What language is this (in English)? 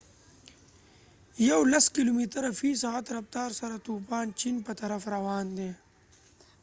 Pashto